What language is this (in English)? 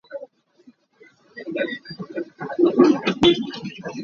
Hakha Chin